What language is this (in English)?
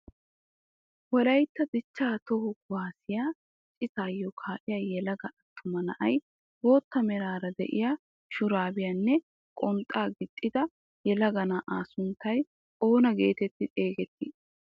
Wolaytta